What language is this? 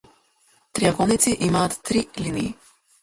Macedonian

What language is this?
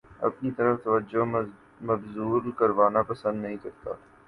Urdu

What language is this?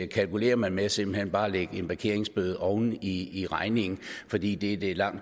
Danish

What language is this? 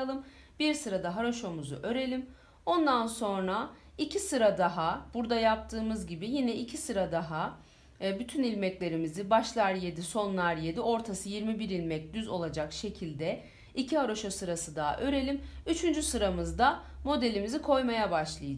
Turkish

